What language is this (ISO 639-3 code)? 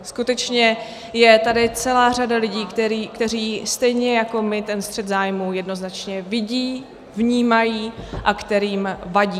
ces